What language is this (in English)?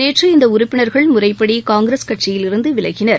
Tamil